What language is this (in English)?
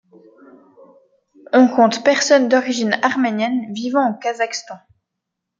French